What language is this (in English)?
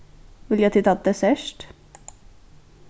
Faroese